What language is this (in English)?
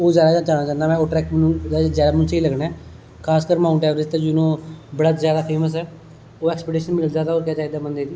Dogri